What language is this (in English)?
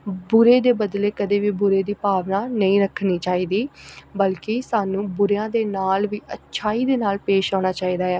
Punjabi